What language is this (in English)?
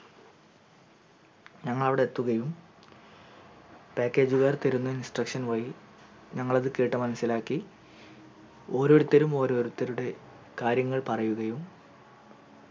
Malayalam